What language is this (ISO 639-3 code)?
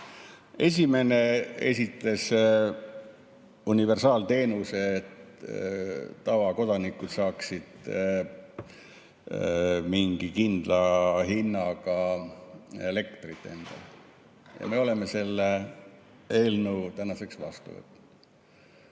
est